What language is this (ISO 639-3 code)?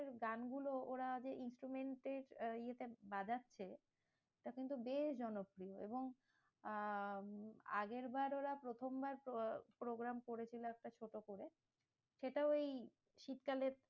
ben